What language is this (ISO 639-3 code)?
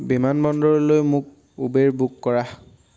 asm